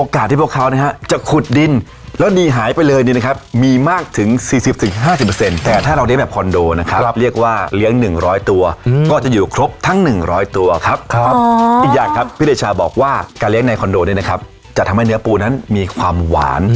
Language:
Thai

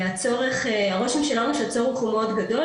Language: Hebrew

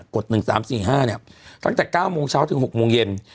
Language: Thai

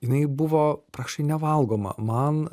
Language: Lithuanian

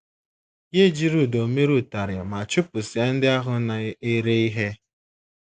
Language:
Igbo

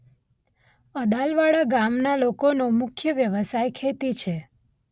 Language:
Gujarati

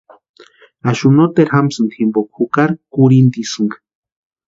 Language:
Western Highland Purepecha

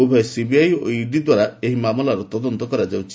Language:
Odia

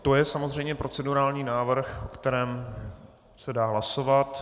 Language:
Czech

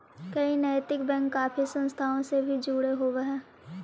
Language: Magahi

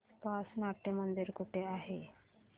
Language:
Marathi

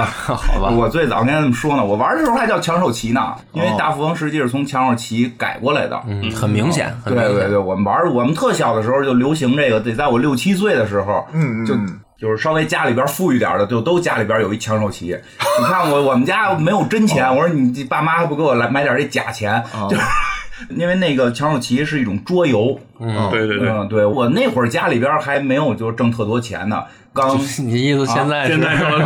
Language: Chinese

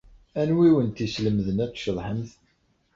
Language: Kabyle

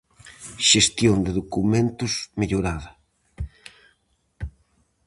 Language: Galician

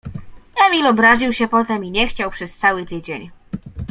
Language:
Polish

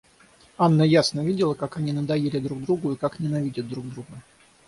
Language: Russian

